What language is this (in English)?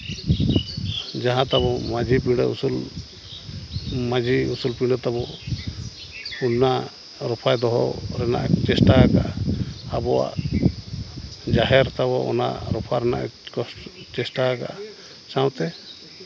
Santali